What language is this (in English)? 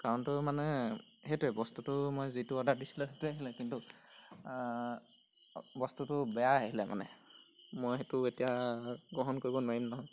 Assamese